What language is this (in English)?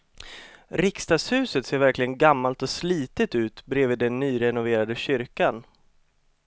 Swedish